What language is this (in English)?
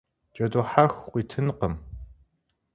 Kabardian